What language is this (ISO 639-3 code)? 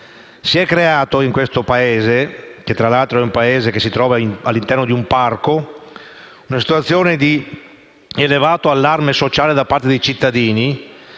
ita